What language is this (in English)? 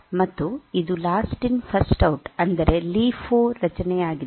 Kannada